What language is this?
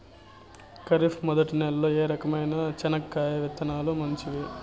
Telugu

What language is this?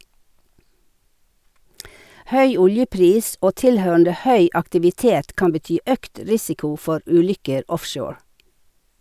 Norwegian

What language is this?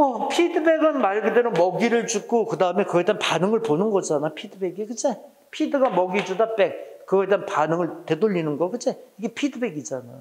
Korean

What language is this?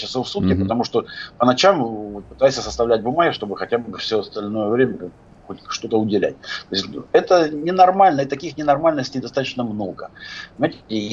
Russian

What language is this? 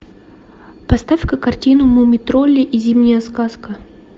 Russian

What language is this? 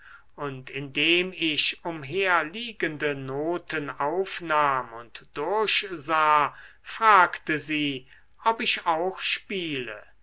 German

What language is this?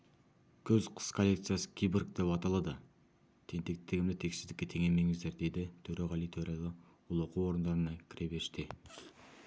Kazakh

